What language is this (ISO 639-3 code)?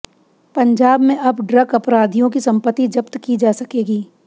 hin